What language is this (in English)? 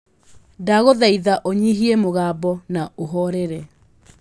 Kikuyu